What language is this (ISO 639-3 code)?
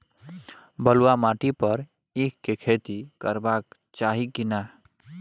mai